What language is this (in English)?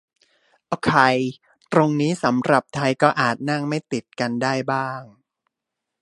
Thai